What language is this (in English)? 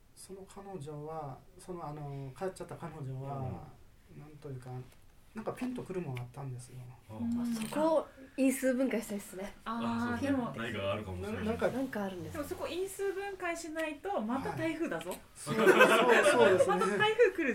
Japanese